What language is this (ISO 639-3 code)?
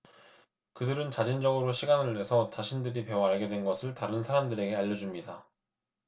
kor